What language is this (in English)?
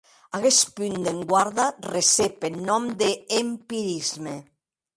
Occitan